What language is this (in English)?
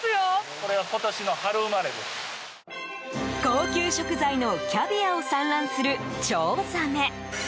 Japanese